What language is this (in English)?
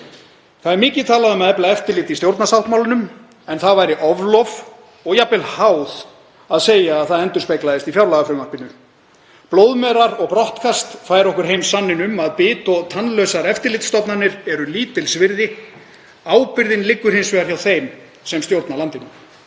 Icelandic